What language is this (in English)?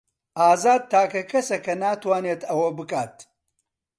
Central Kurdish